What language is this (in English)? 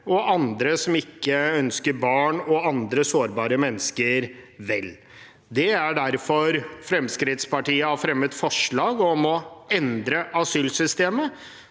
Norwegian